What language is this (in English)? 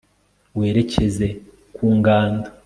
Kinyarwanda